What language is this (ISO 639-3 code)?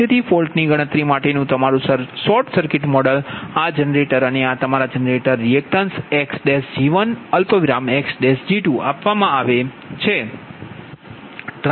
guj